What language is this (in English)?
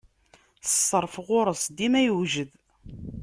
Kabyle